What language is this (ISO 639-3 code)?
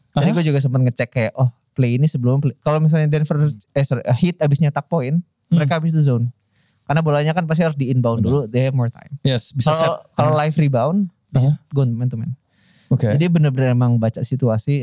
ind